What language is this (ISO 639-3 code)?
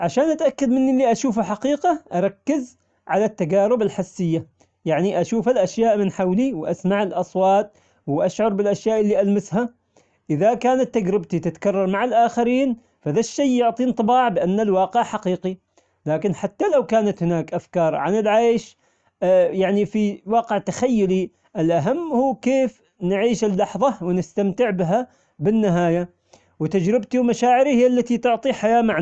acx